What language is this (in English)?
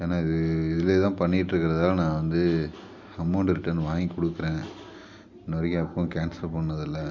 Tamil